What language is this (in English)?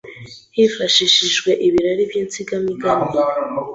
Kinyarwanda